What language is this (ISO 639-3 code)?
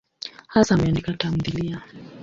swa